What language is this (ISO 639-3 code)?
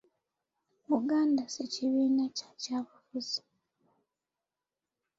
lug